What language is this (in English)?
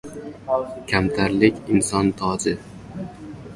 Uzbek